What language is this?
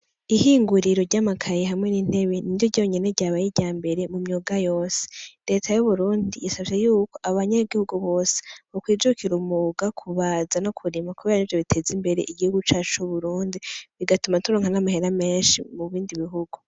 Rundi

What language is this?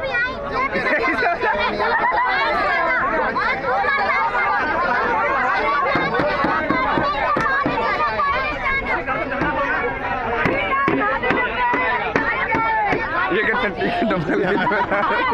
Arabic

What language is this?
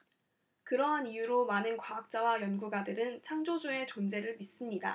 Korean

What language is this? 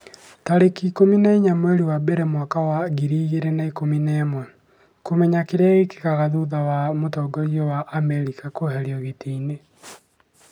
Kikuyu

